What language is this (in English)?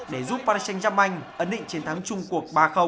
Vietnamese